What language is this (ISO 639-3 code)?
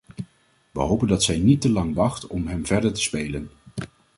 nld